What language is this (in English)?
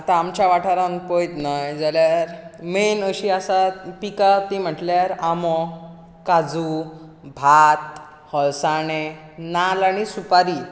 Konkani